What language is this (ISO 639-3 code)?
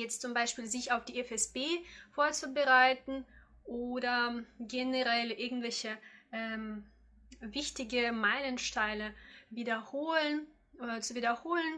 deu